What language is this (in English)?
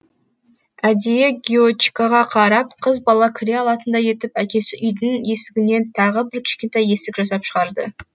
Kazakh